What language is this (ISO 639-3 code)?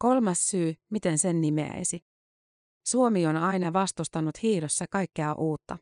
fin